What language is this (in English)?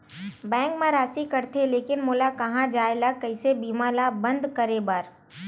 Chhattisgarhi